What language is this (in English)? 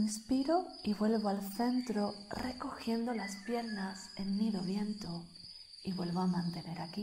Spanish